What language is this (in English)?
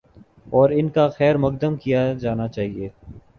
Urdu